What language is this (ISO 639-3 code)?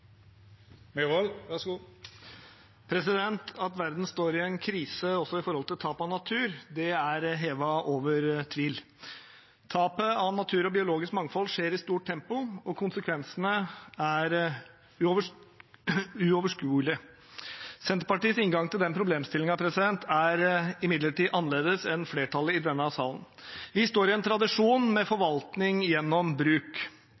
nob